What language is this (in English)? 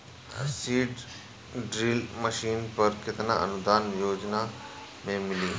Bhojpuri